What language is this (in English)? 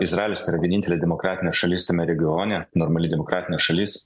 Lithuanian